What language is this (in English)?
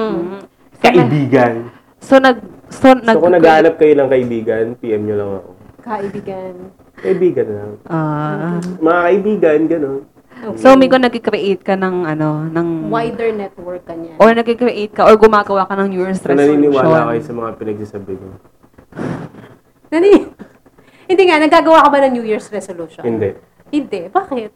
Filipino